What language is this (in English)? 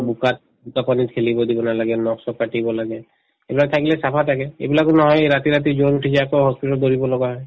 Assamese